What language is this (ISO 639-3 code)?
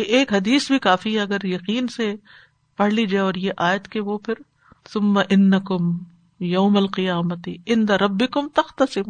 urd